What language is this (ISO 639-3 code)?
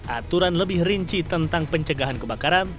ind